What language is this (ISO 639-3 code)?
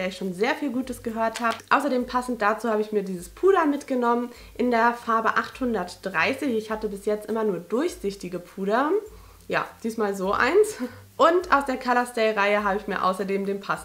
deu